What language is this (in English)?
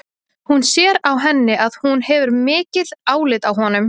Icelandic